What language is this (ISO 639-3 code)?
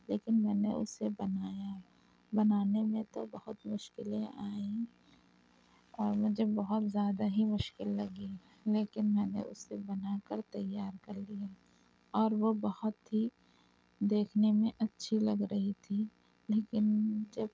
urd